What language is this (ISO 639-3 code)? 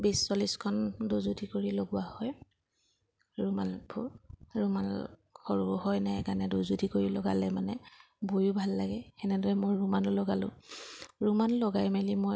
asm